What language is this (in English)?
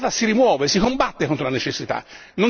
Italian